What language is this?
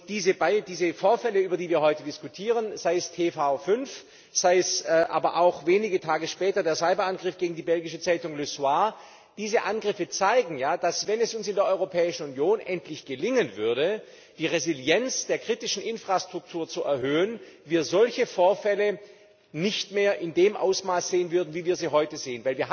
German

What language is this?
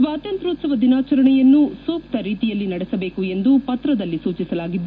Kannada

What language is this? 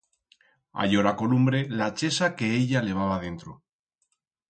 Aragonese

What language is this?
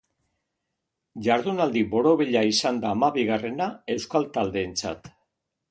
Basque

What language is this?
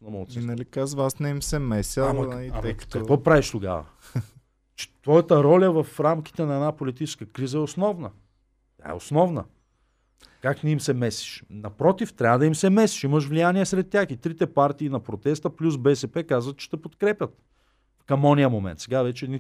Bulgarian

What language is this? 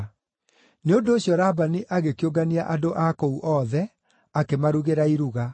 Kikuyu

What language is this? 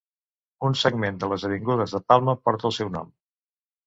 Catalan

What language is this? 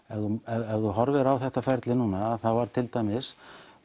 Icelandic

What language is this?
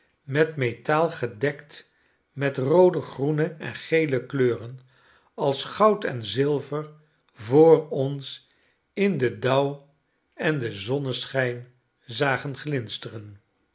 Dutch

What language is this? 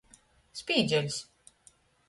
Latgalian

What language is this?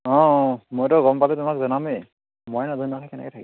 Assamese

